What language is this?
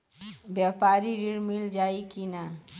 Bhojpuri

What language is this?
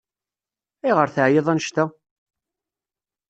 Kabyle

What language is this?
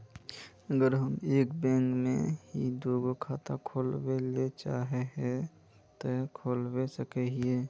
Magahi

